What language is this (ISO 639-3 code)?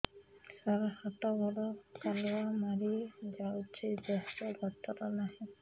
ori